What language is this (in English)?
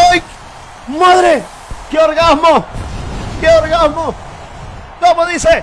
Spanish